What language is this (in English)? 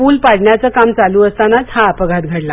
Marathi